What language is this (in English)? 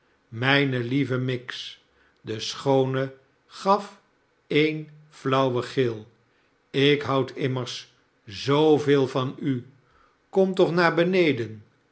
Dutch